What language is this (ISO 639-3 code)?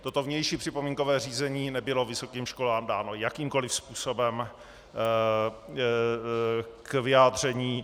ces